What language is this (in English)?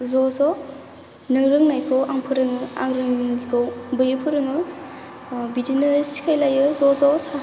Bodo